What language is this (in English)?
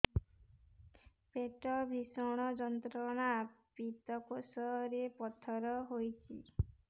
Odia